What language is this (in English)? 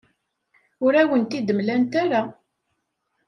Kabyle